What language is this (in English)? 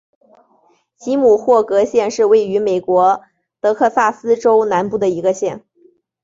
Chinese